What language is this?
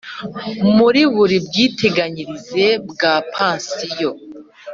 Kinyarwanda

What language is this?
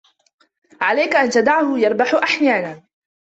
Arabic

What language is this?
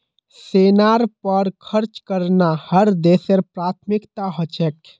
Magahi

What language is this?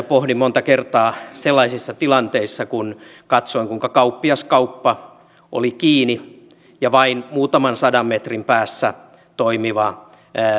Finnish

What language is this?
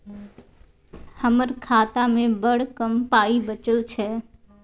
Maithili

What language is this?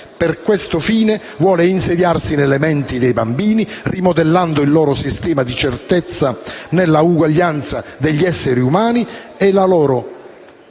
Italian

